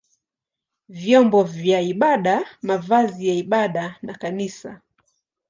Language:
Swahili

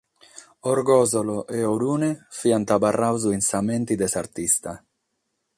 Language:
Sardinian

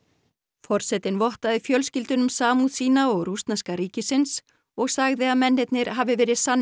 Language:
Icelandic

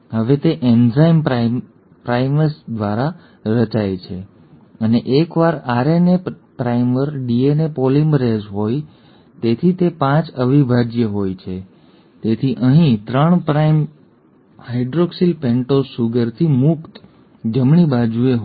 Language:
Gujarati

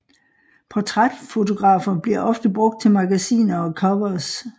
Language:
Danish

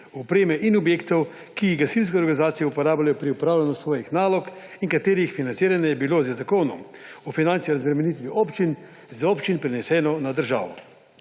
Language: Slovenian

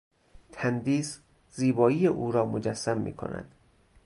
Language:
Persian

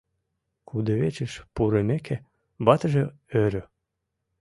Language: Mari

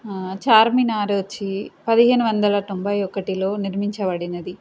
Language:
Telugu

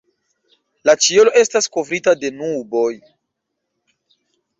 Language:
Esperanto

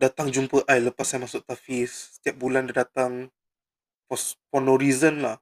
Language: Malay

